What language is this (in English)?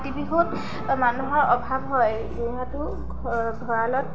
Assamese